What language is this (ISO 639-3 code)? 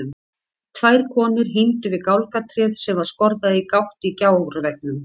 isl